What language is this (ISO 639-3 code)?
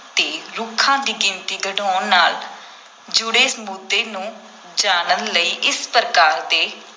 pan